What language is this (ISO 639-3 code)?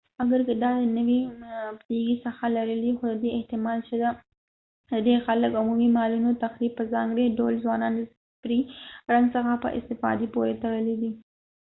pus